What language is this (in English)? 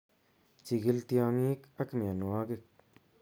Kalenjin